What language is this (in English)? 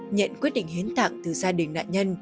Vietnamese